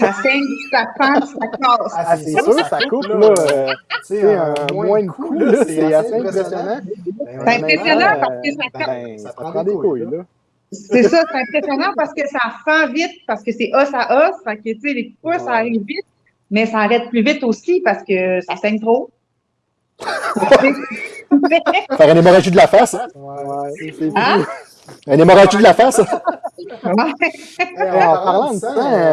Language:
French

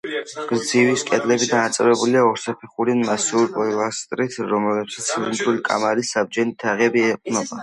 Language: Georgian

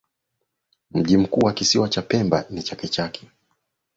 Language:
Swahili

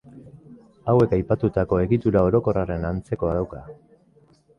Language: Basque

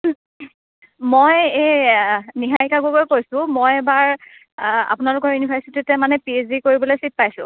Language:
Assamese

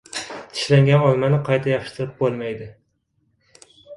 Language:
Uzbek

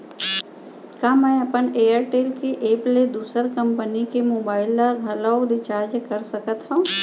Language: Chhattisgarhi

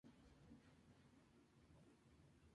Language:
Spanish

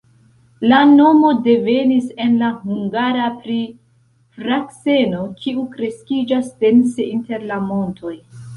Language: Esperanto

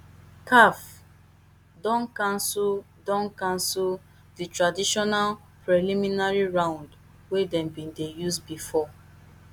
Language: Nigerian Pidgin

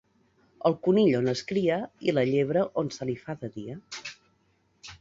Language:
Catalan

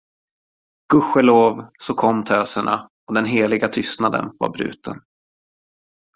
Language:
Swedish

